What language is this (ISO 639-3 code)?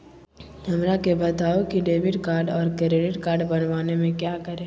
mag